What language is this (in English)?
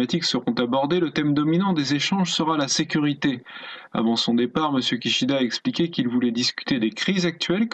French